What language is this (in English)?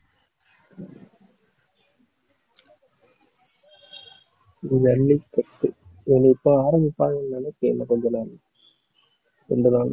Tamil